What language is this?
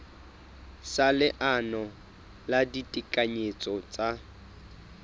Southern Sotho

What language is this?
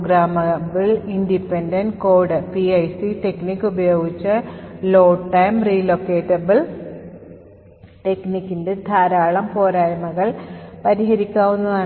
Malayalam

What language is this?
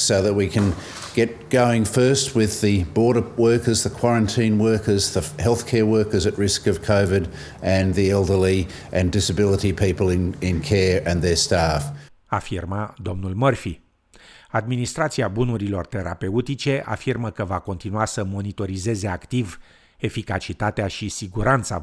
Romanian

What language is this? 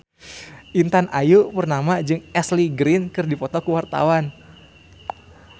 Sundanese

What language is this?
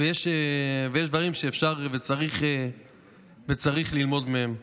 Hebrew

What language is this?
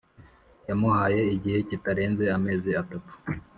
Kinyarwanda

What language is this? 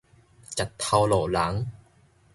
Min Nan Chinese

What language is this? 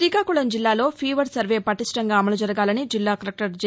Telugu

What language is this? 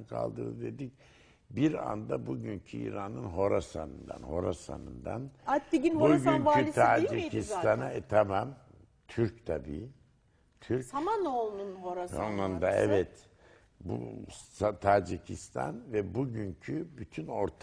Turkish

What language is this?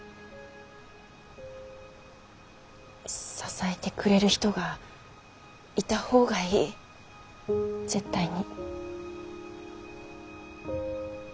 Japanese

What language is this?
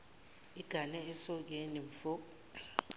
Zulu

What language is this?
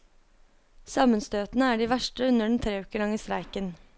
Norwegian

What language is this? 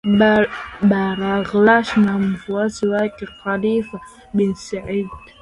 Swahili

